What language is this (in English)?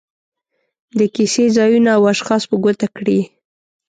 Pashto